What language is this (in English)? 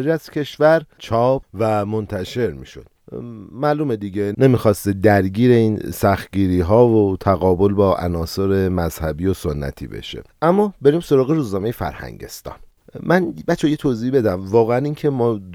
Persian